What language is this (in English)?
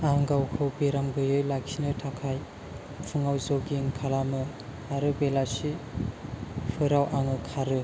Bodo